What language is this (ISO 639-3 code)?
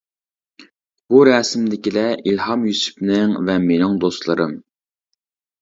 uig